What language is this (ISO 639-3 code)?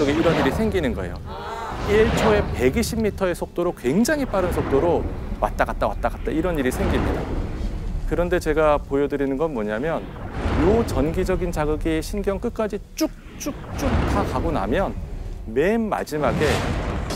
kor